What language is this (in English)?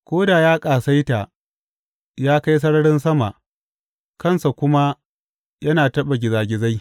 Hausa